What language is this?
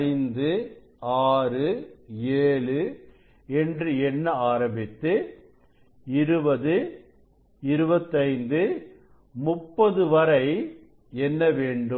Tamil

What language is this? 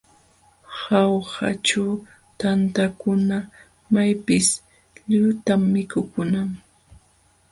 Jauja Wanca Quechua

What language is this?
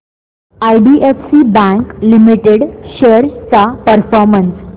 Marathi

